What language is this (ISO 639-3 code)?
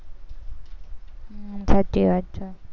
guj